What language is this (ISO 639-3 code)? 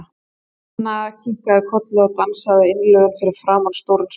isl